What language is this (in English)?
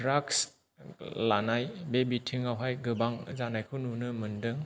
Bodo